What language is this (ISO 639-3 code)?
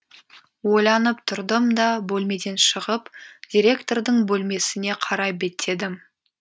kaz